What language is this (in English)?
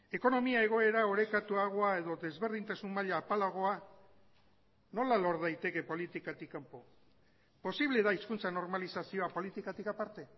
Basque